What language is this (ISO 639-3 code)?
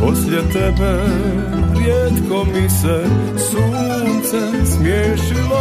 hrv